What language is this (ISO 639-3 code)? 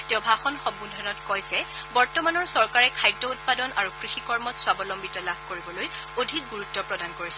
asm